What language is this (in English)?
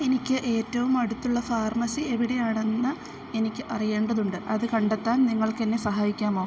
Malayalam